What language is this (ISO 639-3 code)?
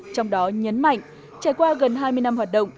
vie